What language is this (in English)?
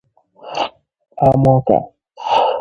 Igbo